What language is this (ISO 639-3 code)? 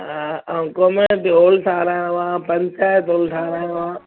snd